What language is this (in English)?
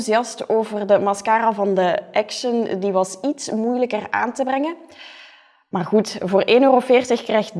Dutch